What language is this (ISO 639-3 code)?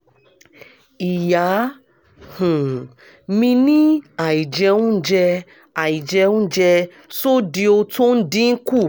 yor